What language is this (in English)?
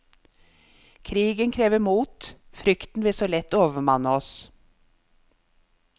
Norwegian